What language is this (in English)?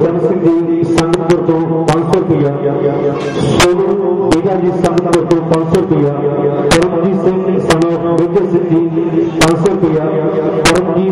Arabic